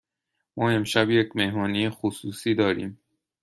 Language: Persian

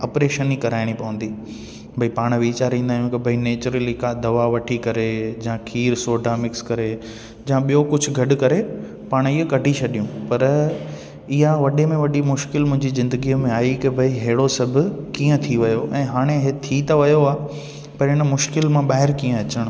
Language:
Sindhi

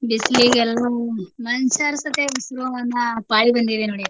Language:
Kannada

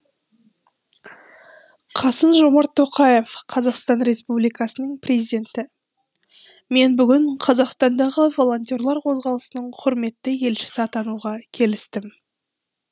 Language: Kazakh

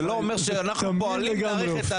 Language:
Hebrew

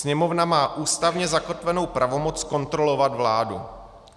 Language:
Czech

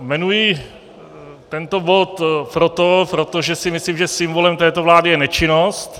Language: Czech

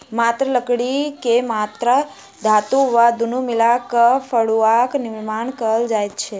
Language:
Maithili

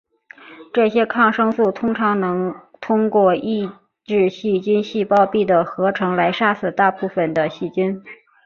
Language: Chinese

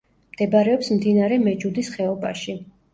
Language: Georgian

